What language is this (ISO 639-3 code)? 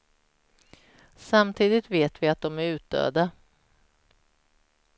swe